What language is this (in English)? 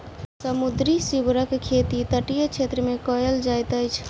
Maithili